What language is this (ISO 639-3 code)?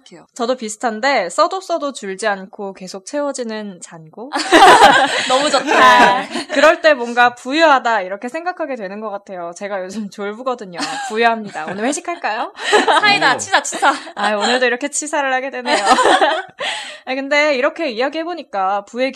kor